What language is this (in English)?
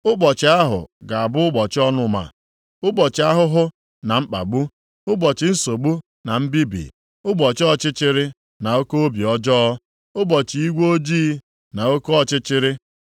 Igbo